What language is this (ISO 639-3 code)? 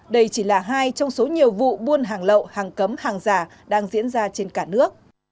vie